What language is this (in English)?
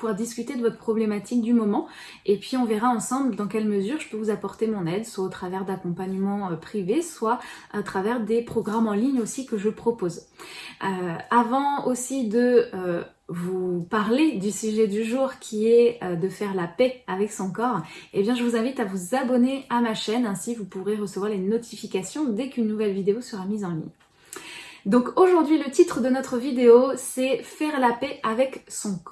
French